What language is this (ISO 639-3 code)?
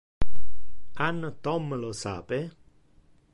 ina